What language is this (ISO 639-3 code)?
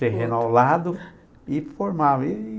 por